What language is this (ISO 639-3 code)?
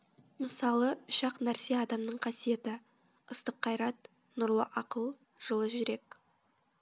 kaz